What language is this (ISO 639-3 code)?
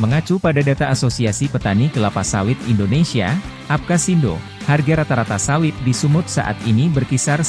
ind